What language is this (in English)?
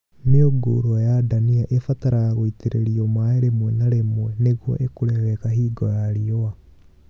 Kikuyu